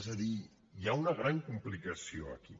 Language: Catalan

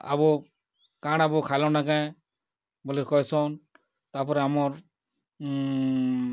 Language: Odia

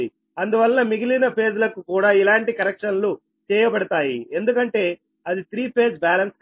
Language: Telugu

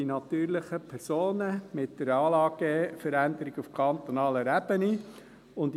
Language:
Swiss German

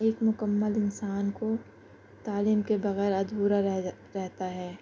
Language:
Urdu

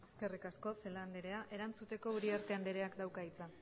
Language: Basque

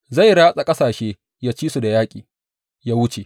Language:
Hausa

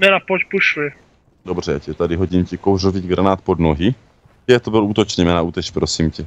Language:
Czech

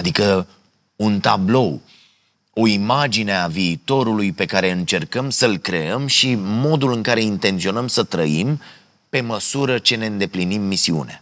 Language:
Romanian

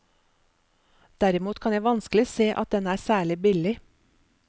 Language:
Norwegian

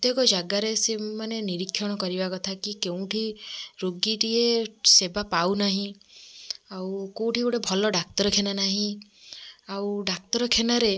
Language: Odia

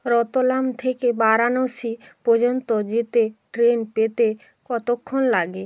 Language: Bangla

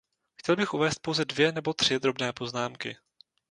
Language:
Czech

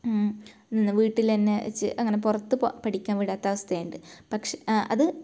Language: Malayalam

